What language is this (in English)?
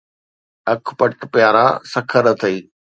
Sindhi